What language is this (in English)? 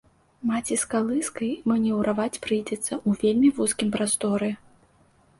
Belarusian